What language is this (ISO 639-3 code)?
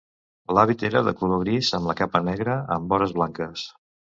cat